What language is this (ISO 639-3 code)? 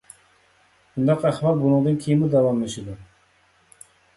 uig